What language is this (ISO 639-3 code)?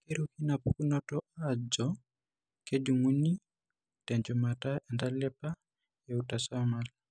mas